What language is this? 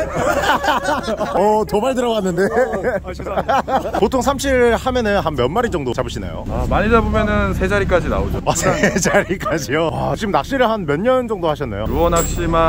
Korean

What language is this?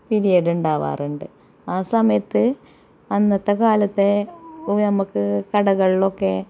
Malayalam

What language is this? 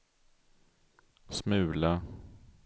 Swedish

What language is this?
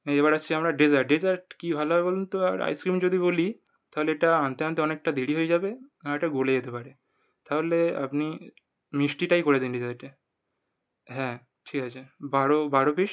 Bangla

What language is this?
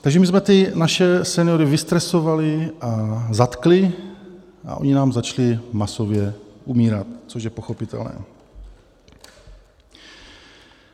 Czech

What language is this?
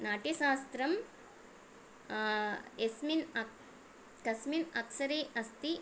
Sanskrit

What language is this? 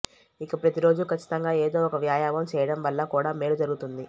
Telugu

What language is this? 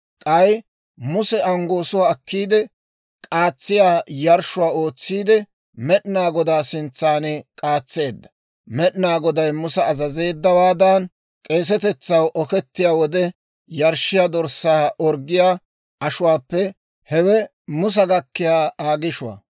Dawro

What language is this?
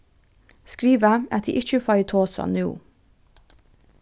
Faroese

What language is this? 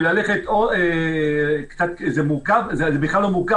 Hebrew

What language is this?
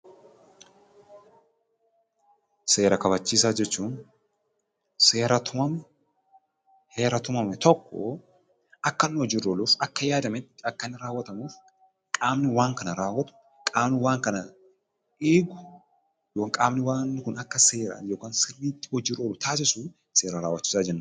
Oromo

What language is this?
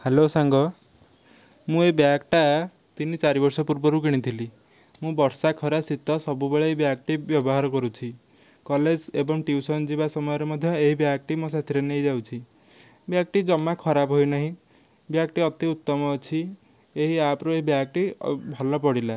Odia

